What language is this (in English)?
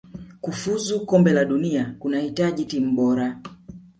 Swahili